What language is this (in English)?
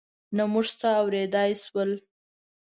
Pashto